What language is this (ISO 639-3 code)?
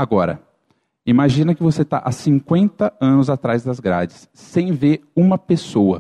por